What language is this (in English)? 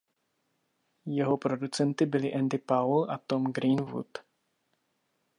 Czech